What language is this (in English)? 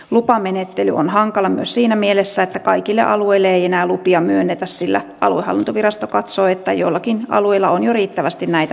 Finnish